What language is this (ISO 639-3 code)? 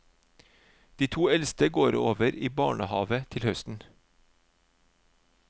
nor